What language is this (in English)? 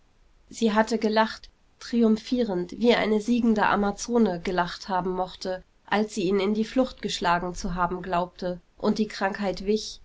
German